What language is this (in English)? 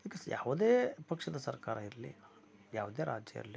Kannada